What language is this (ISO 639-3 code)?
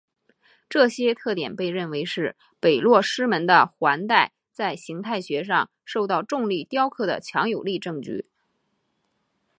zho